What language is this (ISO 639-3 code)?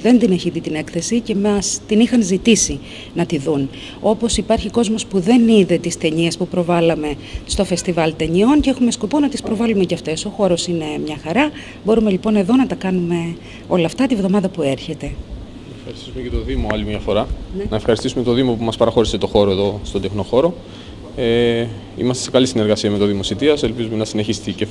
ell